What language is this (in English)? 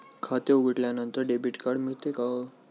Marathi